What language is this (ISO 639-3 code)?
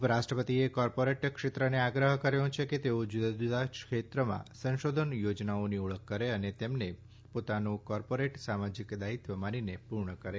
guj